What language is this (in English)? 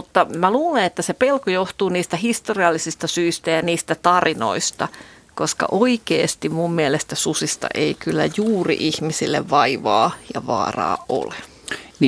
Finnish